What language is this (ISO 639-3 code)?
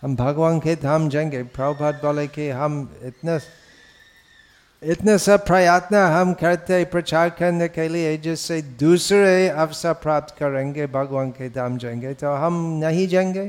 hin